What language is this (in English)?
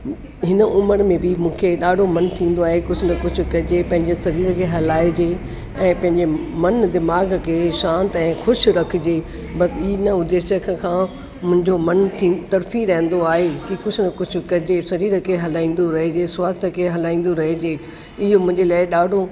Sindhi